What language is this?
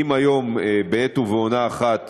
Hebrew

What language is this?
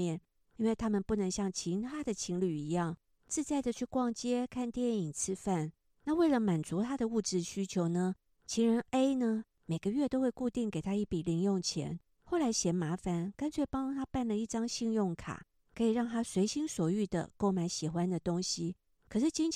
Chinese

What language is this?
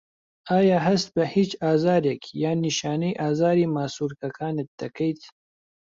Central Kurdish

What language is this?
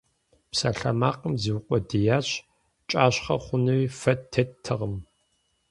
Kabardian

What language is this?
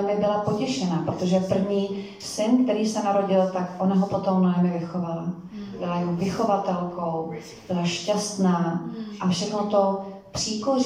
Czech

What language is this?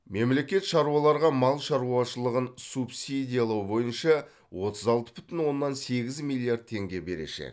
Kazakh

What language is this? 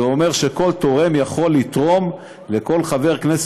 Hebrew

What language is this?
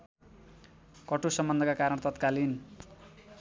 Nepali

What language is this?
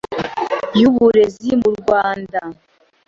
Kinyarwanda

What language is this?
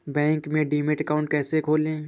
Hindi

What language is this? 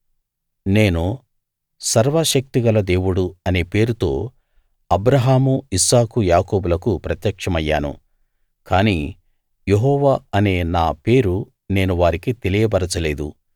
Telugu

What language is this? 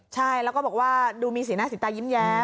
Thai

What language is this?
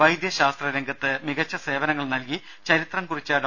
Malayalam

